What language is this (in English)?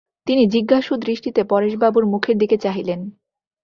Bangla